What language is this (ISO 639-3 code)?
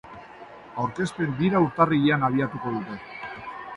eus